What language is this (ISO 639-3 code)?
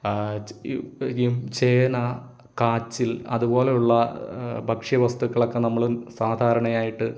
mal